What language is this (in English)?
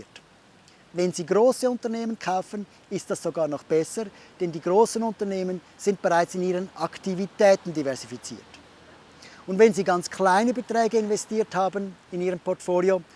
German